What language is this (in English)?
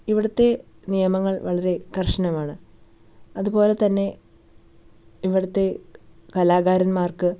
Malayalam